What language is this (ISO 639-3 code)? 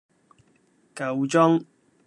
yue